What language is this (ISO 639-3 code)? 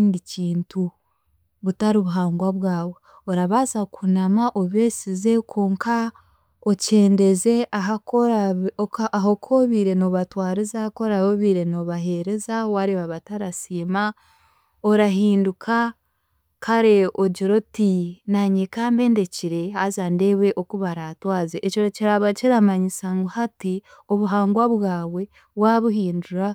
cgg